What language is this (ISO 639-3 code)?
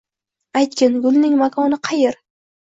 uzb